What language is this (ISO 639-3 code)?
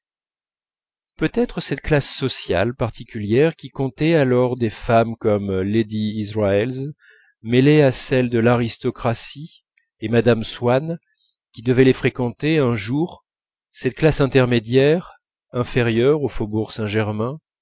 fra